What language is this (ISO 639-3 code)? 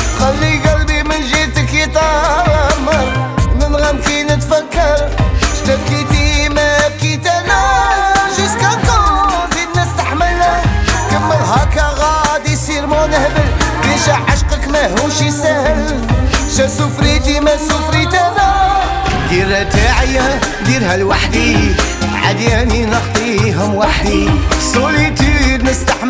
ara